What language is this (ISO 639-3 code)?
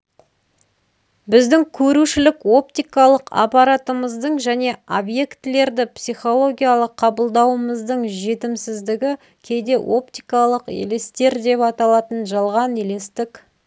kaz